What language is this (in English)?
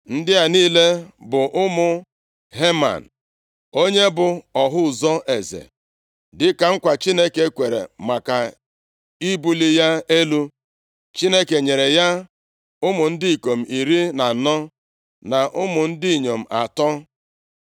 Igbo